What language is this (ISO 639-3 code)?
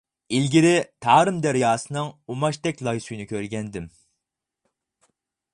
uig